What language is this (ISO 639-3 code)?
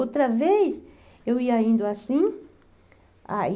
por